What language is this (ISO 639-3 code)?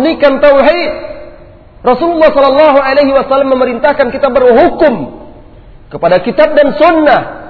msa